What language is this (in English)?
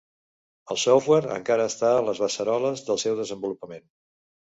Catalan